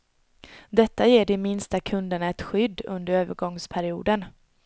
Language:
Swedish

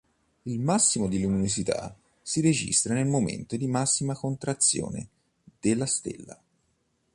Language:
Italian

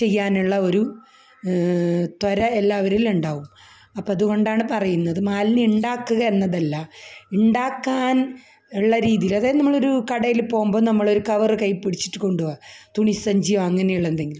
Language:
Malayalam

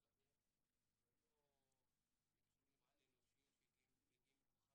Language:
Hebrew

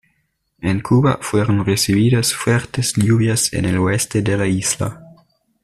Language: Spanish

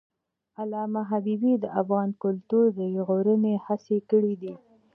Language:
Pashto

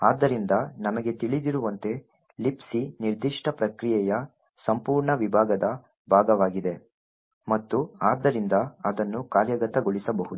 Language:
Kannada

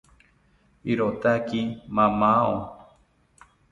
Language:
South Ucayali Ashéninka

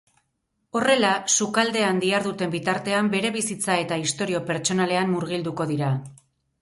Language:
Basque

